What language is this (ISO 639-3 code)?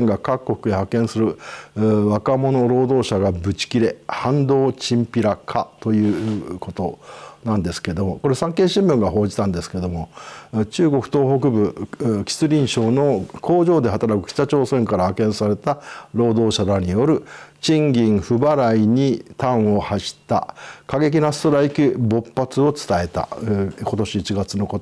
jpn